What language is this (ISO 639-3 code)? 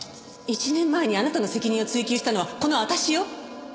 jpn